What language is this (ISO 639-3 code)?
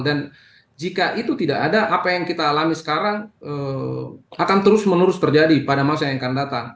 ind